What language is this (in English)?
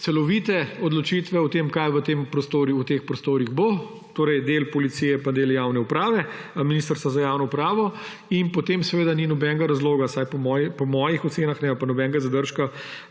Slovenian